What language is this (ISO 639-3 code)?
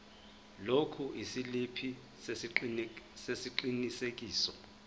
zul